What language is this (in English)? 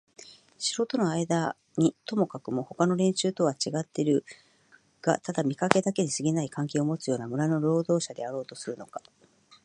Japanese